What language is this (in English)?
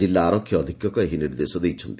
Odia